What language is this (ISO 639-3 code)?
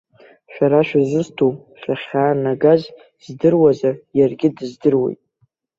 abk